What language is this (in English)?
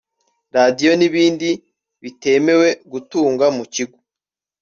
Kinyarwanda